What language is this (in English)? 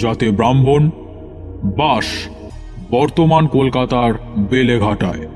Bangla